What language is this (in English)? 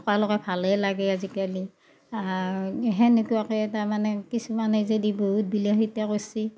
Assamese